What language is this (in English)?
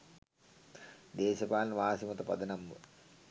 Sinhala